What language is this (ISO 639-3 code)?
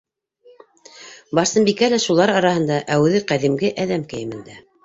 bak